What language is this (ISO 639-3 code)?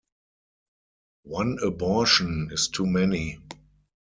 eng